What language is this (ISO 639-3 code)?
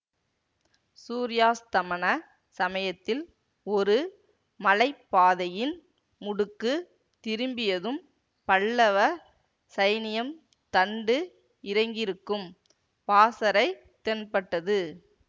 tam